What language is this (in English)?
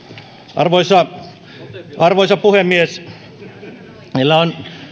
Finnish